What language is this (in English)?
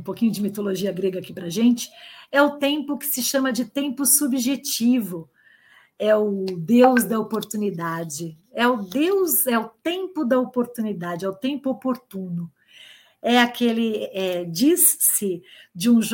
Portuguese